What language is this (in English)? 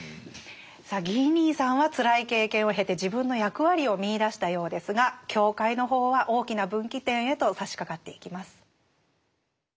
Japanese